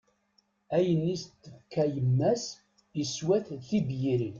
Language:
Kabyle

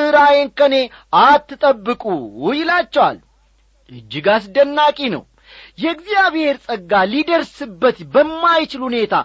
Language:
Amharic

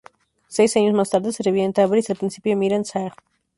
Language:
Spanish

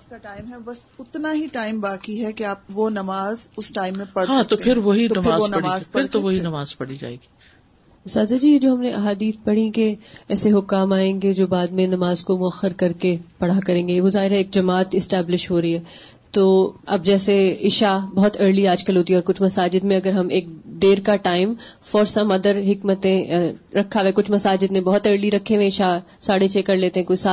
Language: Urdu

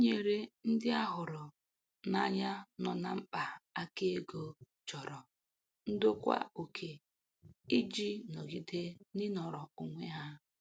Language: Igbo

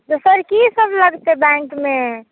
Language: Maithili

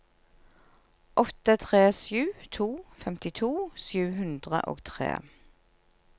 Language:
Norwegian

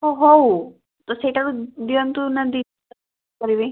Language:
Odia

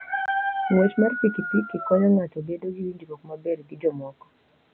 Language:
Luo (Kenya and Tanzania)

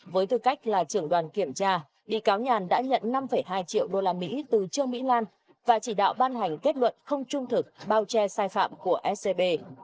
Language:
Vietnamese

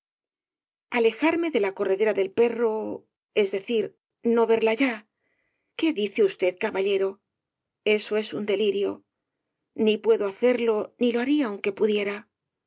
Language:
Spanish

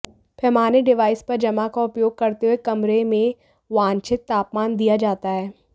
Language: Hindi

